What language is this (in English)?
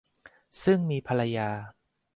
Thai